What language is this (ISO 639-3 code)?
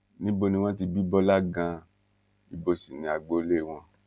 yor